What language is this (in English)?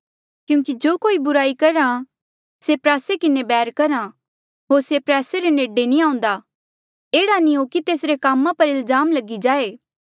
Mandeali